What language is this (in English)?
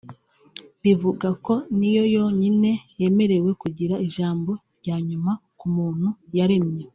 Kinyarwanda